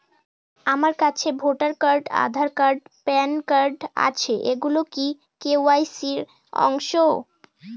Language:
Bangla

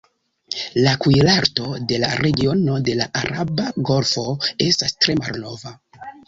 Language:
Esperanto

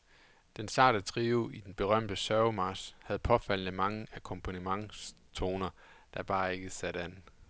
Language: Danish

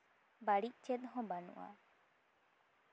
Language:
Santali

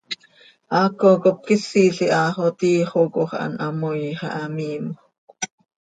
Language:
Seri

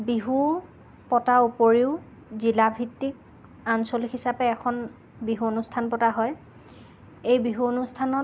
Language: Assamese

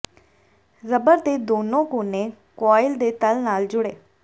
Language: Punjabi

